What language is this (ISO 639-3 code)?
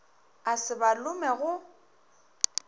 nso